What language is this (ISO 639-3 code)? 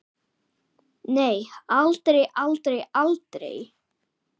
isl